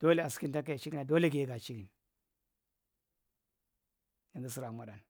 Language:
Marghi Central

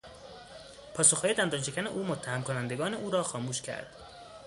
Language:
Persian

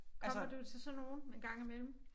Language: Danish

